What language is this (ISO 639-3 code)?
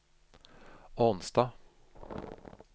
nor